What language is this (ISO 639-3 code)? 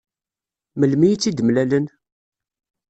kab